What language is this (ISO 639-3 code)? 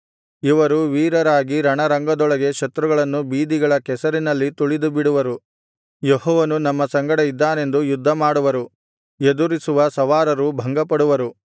kan